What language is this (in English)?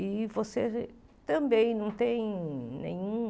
Portuguese